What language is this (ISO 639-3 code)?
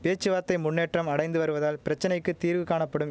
tam